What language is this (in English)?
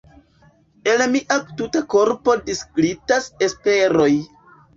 Esperanto